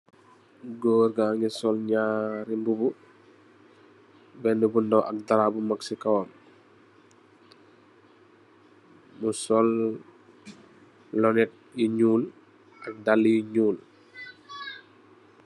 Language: Wolof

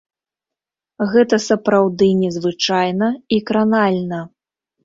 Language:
Belarusian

